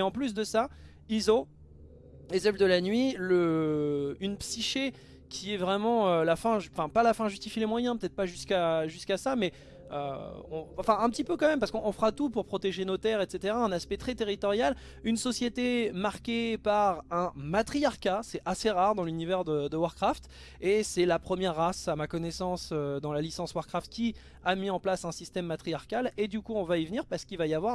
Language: French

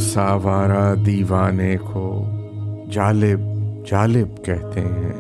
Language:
Urdu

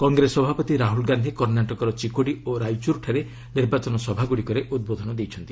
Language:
Odia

